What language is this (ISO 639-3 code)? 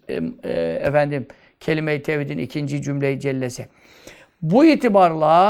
tur